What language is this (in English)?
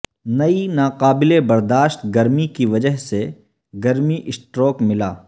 Urdu